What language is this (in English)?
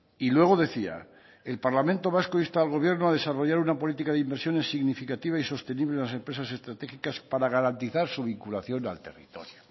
Spanish